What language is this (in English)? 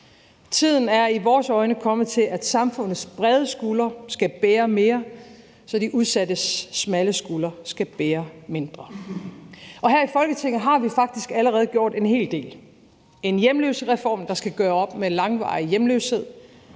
Danish